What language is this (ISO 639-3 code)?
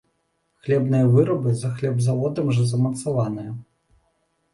bel